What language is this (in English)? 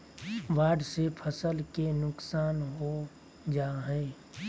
Magahi